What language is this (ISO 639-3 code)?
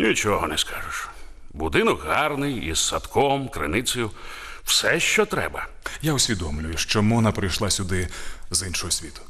ukr